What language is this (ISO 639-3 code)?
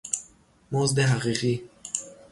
fas